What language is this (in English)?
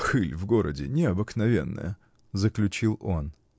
Russian